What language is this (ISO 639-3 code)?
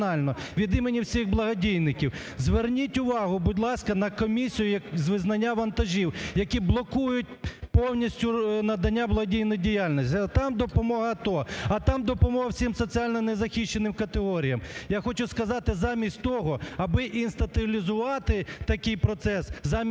ukr